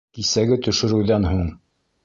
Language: Bashkir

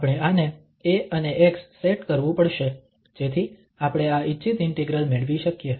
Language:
Gujarati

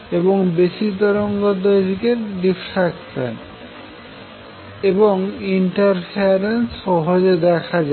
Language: Bangla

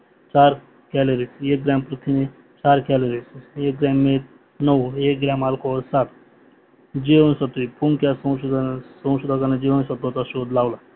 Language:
Marathi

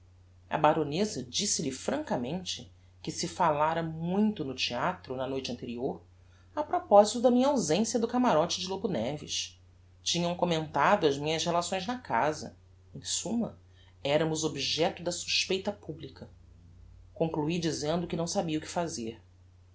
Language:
Portuguese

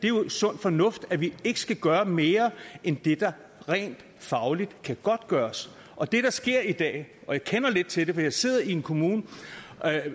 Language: Danish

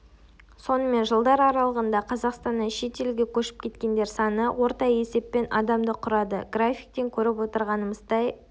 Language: Kazakh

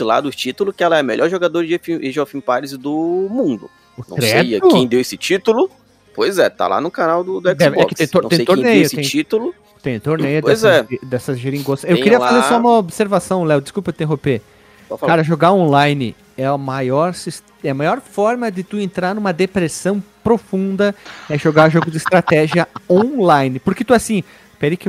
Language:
Portuguese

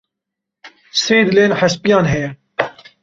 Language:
Kurdish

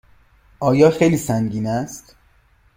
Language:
Persian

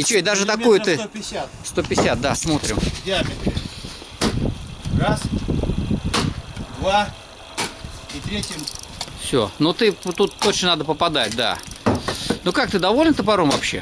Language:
Russian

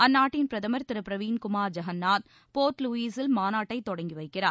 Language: Tamil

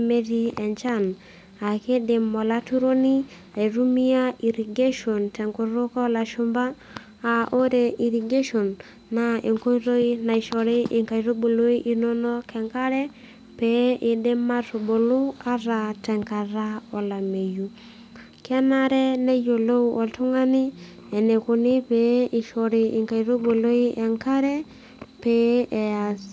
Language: Masai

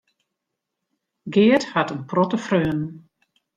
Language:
Western Frisian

